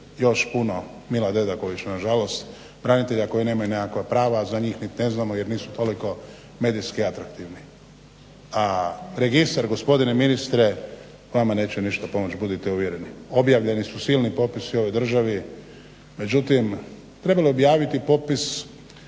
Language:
Croatian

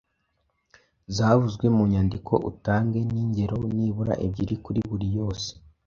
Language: Kinyarwanda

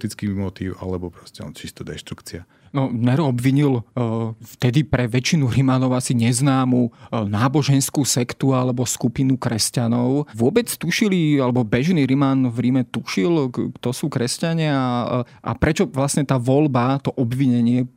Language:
Slovak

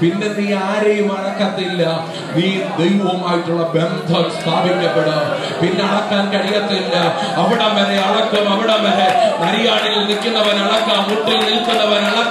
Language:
Malayalam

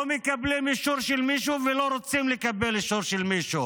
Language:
Hebrew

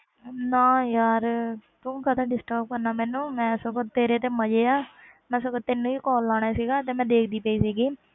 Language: Punjabi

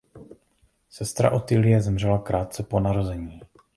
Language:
Czech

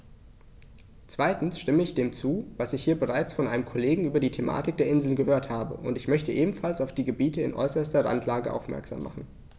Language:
German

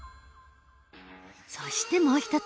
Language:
Japanese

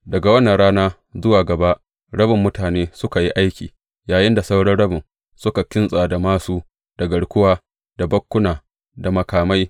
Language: Hausa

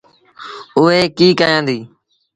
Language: Sindhi Bhil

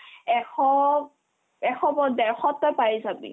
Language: Assamese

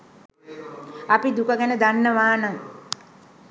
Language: Sinhala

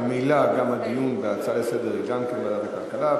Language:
Hebrew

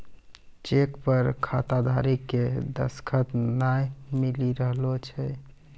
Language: Maithili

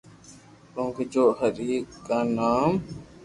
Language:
Loarki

